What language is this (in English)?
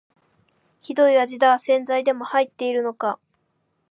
Japanese